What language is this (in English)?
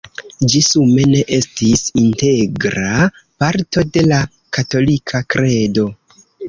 Esperanto